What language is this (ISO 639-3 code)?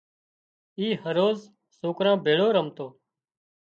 kxp